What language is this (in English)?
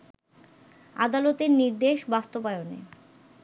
Bangla